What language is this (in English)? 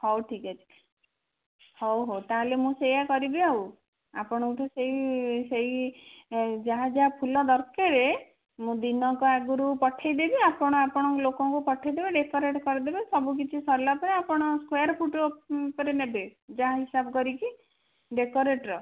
Odia